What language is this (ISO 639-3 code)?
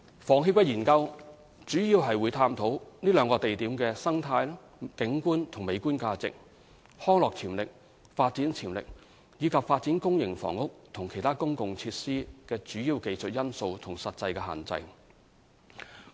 yue